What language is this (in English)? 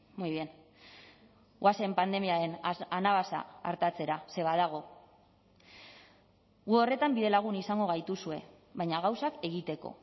Basque